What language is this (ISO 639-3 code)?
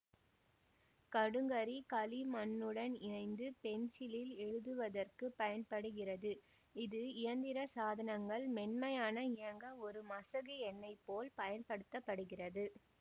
tam